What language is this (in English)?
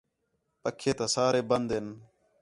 Khetrani